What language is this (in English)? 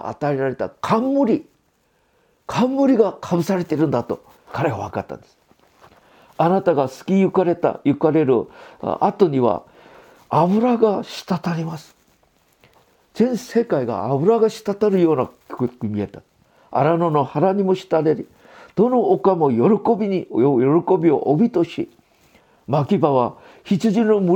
Japanese